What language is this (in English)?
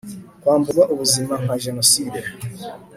Kinyarwanda